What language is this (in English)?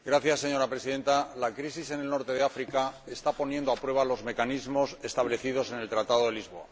Spanish